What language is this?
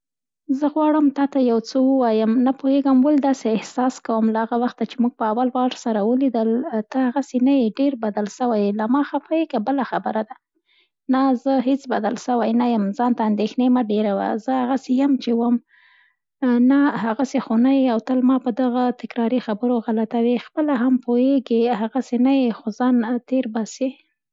Central Pashto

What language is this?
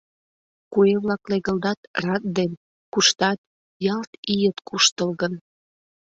Mari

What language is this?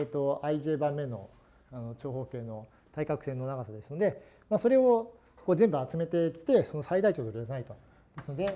Japanese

